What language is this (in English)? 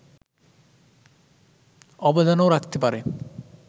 Bangla